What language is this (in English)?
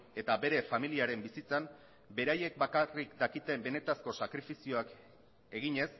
Basque